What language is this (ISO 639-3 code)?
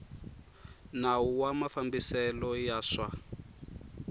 tso